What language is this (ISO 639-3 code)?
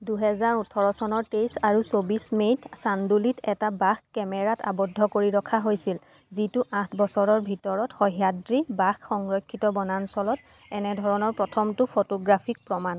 asm